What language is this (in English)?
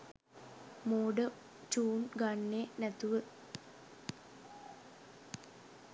Sinhala